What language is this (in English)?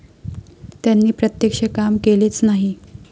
Marathi